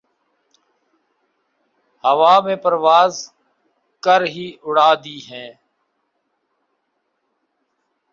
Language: Urdu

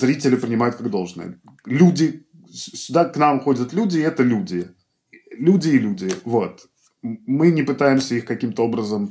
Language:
Russian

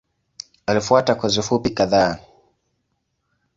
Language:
Swahili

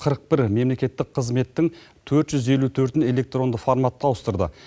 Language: Kazakh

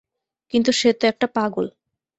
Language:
Bangla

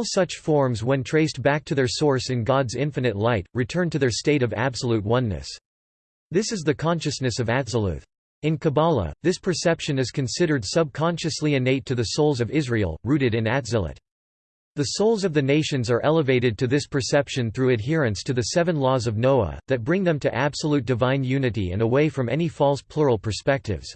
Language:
English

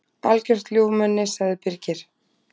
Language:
Icelandic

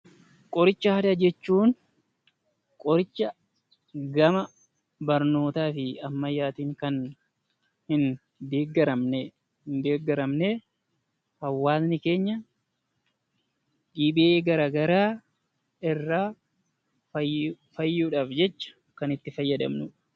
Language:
Oromo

